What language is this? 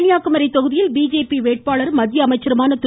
Tamil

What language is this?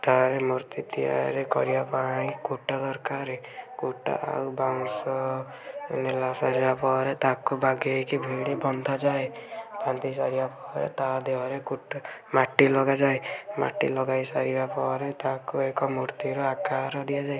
Odia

